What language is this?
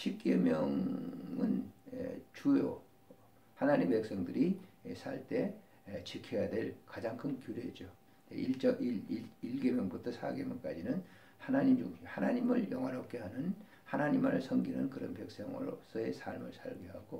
Korean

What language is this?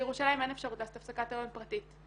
Hebrew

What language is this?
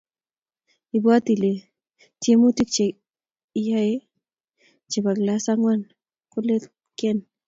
Kalenjin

